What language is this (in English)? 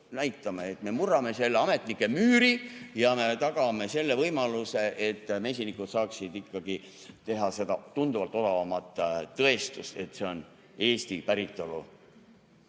Estonian